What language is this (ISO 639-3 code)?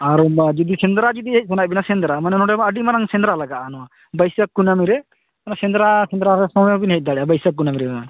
sat